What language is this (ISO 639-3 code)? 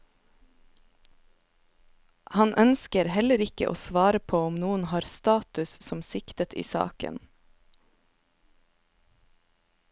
nor